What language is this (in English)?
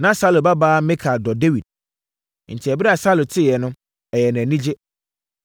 Akan